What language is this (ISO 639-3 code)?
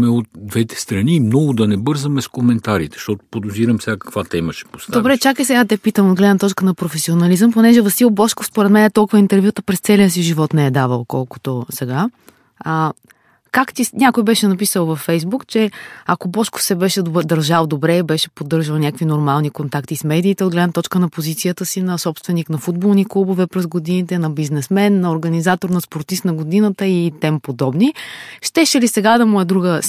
bul